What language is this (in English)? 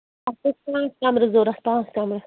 Kashmiri